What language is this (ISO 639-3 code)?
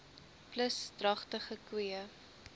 afr